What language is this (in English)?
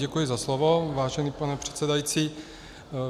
Czech